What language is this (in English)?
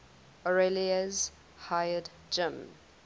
English